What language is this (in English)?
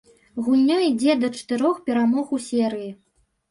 Belarusian